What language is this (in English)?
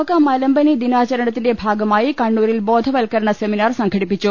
Malayalam